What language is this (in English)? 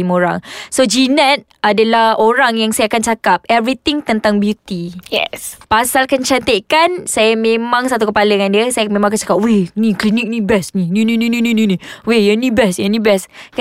Malay